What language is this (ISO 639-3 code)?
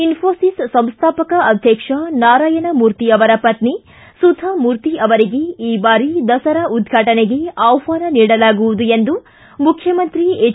kan